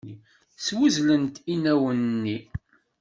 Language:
Kabyle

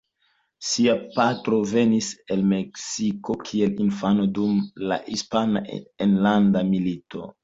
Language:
Esperanto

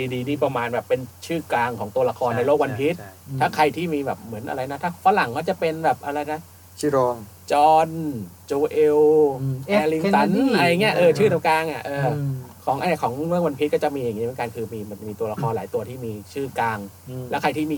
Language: Thai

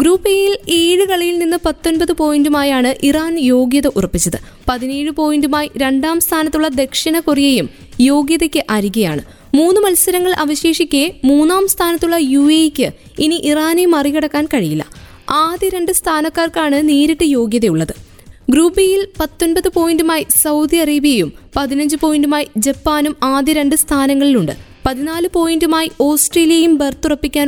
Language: Malayalam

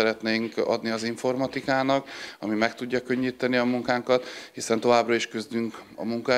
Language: Hungarian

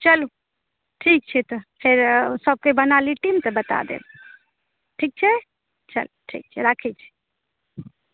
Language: Maithili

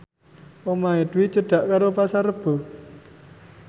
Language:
Javanese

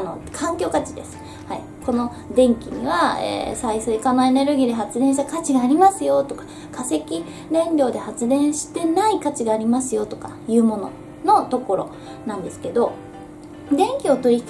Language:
Japanese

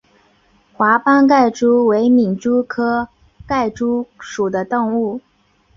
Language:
Chinese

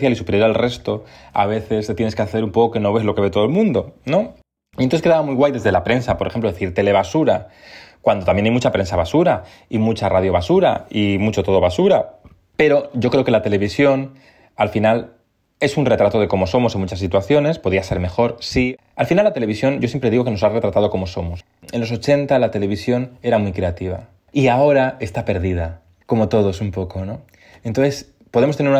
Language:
Spanish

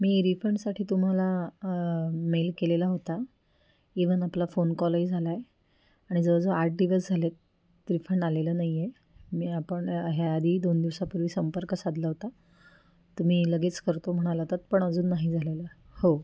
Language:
Marathi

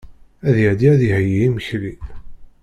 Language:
Kabyle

